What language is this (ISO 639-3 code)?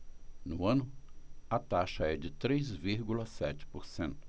por